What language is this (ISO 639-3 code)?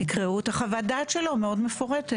heb